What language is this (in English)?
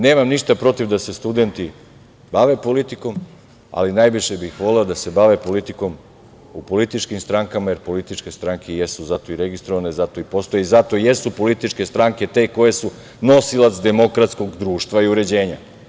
Serbian